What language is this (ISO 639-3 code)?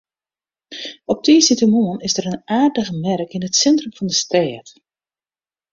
fry